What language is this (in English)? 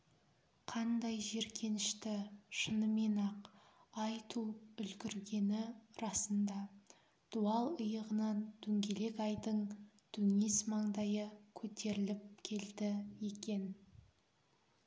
Kazakh